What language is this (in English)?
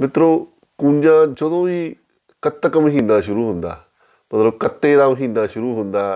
Punjabi